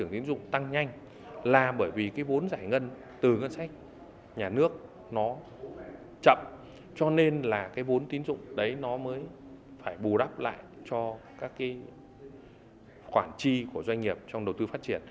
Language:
Vietnamese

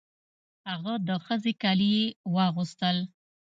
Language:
Pashto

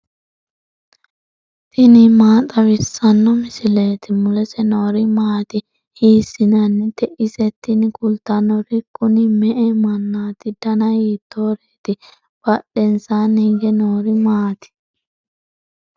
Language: Sidamo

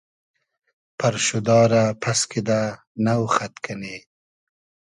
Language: Hazaragi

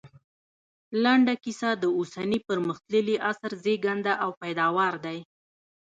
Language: Pashto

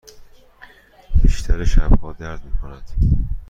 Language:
Persian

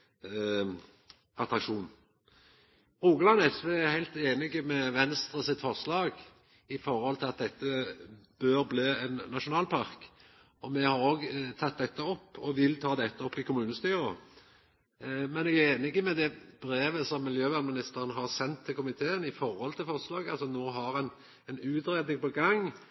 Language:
Norwegian Nynorsk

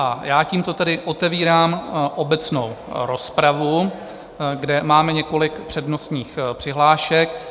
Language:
Czech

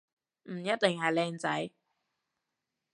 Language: Cantonese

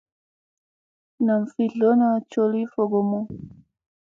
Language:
Musey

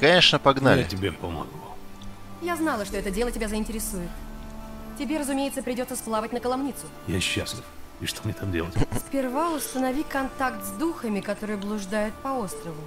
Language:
Russian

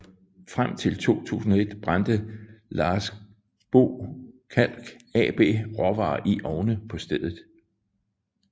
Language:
Danish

